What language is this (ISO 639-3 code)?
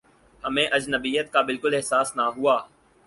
urd